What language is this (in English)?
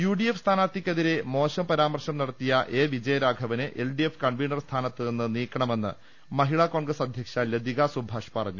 Malayalam